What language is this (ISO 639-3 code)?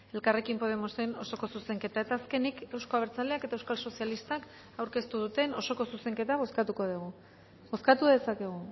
eus